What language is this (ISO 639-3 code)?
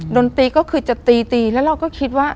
tha